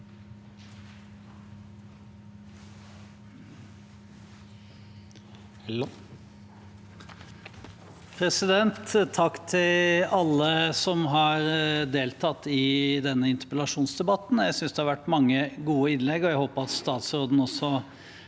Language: Norwegian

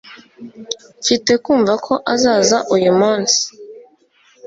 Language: Kinyarwanda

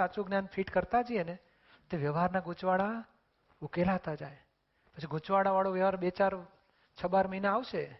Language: Gujarati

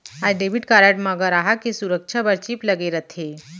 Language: Chhattisgarhi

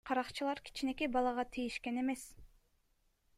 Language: Kyrgyz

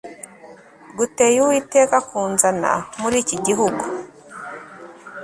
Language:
Kinyarwanda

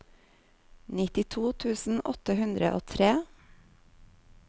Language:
Norwegian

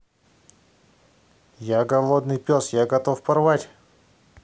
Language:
Russian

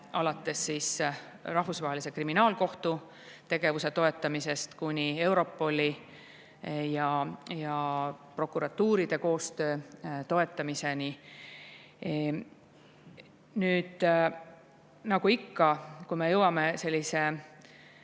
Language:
Estonian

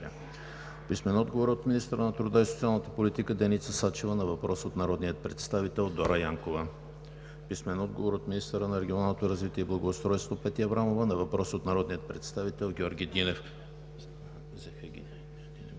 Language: Bulgarian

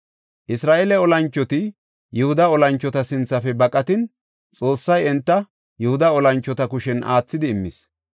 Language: Gofa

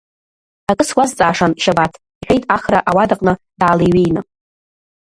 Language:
Abkhazian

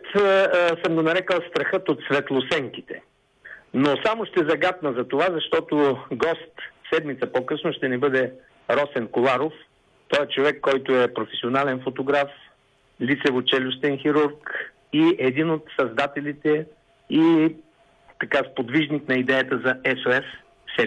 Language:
Bulgarian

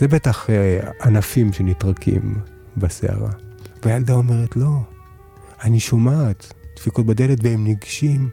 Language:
Hebrew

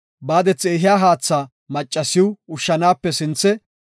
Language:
Gofa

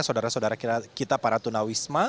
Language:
Indonesian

